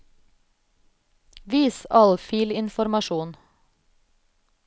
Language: Norwegian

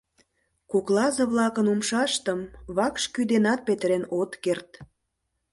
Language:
Mari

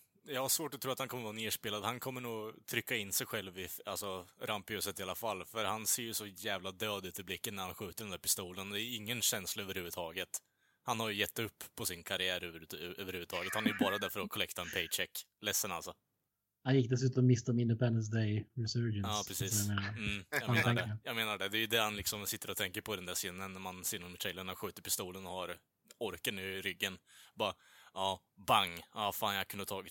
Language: Swedish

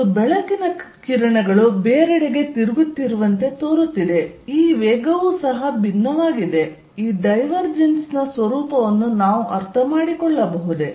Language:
Kannada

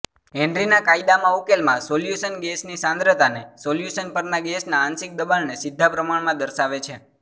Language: Gujarati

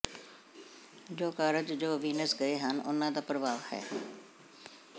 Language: Punjabi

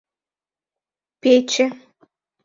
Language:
Mari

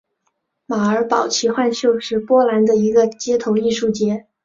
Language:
Chinese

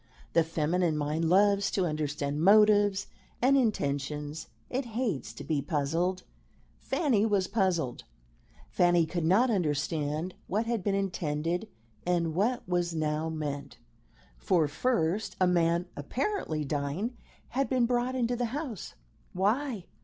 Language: English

